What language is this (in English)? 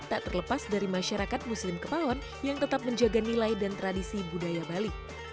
Indonesian